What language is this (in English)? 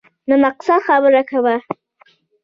Pashto